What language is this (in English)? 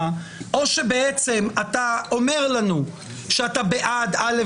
Hebrew